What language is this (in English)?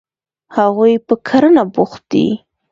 Pashto